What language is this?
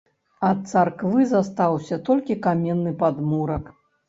Belarusian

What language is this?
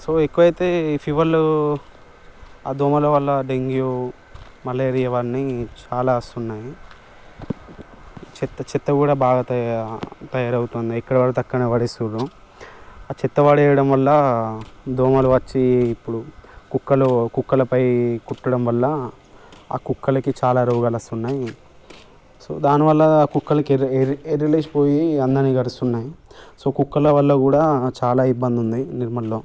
Telugu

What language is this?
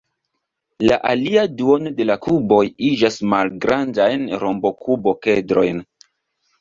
Esperanto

